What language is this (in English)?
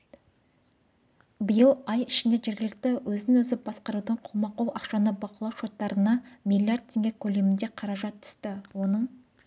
Kazakh